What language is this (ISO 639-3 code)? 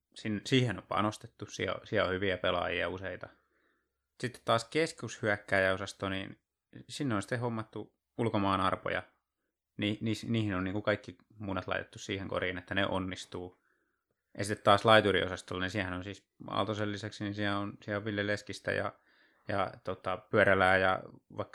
fin